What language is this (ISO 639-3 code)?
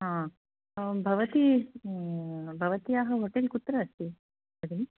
san